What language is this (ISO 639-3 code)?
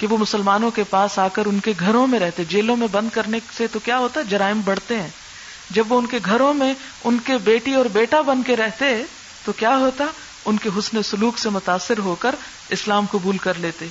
urd